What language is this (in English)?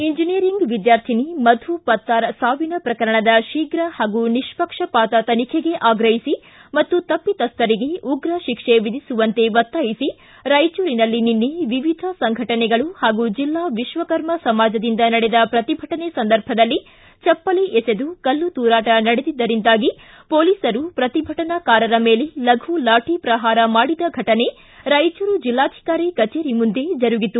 Kannada